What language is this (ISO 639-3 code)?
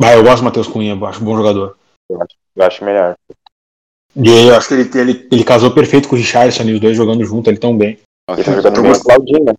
por